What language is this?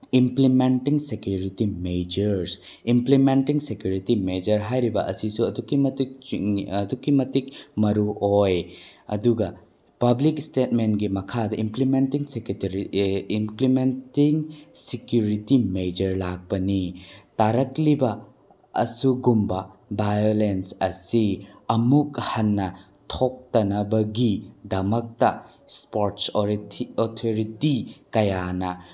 Manipuri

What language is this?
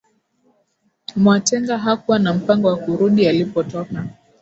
Swahili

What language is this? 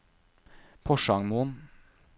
Norwegian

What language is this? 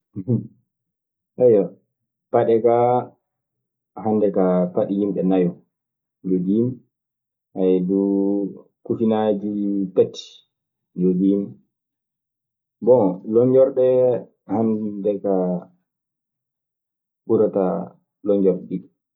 Maasina Fulfulde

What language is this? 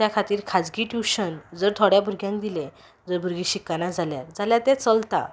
Konkani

